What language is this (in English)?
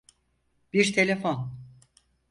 Turkish